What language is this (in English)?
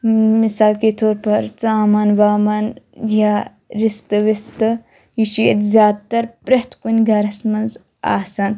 Kashmiri